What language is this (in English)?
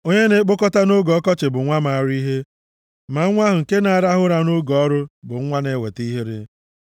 Igbo